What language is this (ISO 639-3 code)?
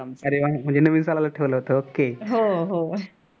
mar